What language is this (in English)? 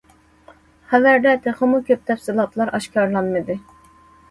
Uyghur